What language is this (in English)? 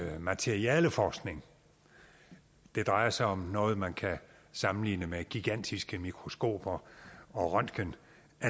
Danish